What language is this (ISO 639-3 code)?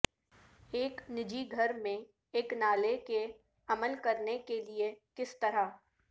urd